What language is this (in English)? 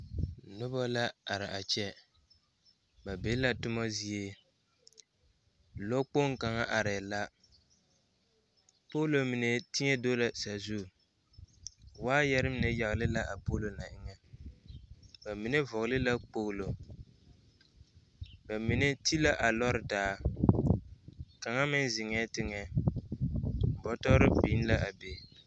Southern Dagaare